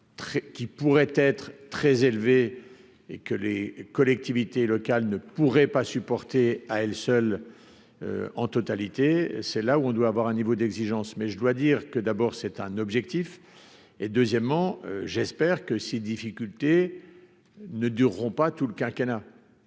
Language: French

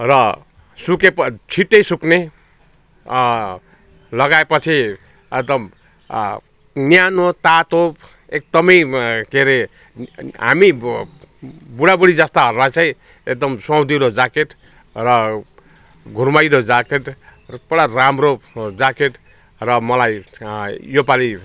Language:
Nepali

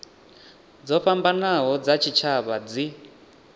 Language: Venda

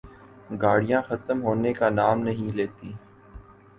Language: Urdu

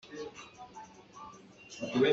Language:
Hakha Chin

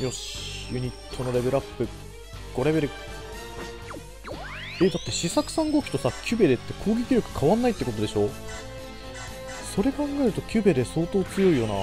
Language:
Japanese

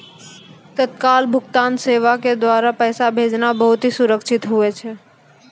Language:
Maithili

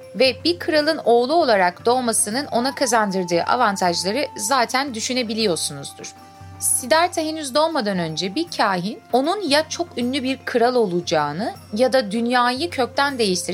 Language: Turkish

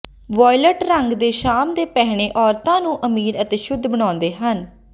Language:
Punjabi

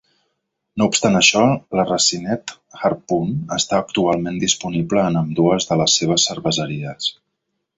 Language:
Catalan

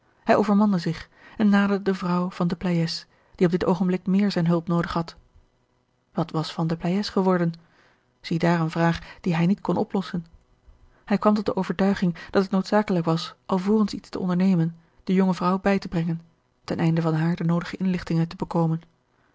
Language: Dutch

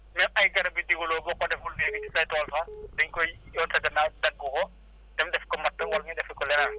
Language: Wolof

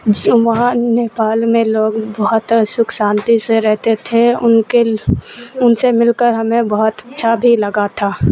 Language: Urdu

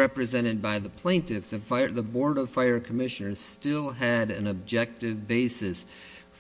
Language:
English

